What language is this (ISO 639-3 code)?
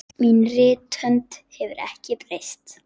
isl